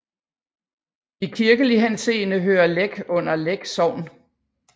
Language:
Danish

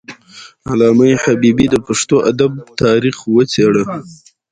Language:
Pashto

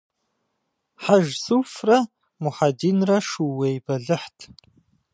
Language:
Kabardian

